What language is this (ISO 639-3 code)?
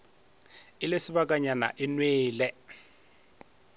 nso